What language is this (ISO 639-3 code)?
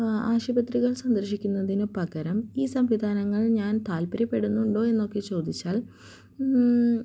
mal